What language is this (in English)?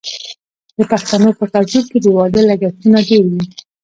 Pashto